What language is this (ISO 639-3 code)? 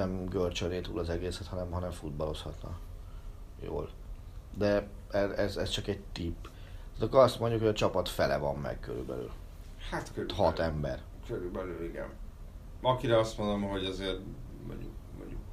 hun